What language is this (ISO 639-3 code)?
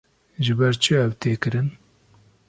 kur